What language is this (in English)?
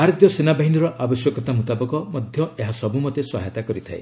Odia